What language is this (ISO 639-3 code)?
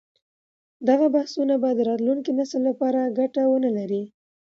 pus